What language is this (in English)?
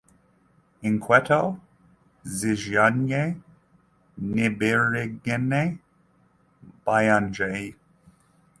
Kinyarwanda